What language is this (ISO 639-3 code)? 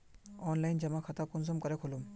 mag